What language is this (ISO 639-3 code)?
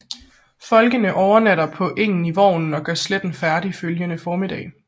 dan